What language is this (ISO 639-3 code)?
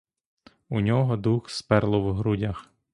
ukr